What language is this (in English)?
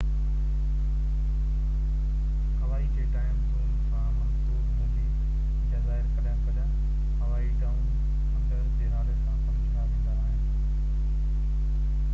Sindhi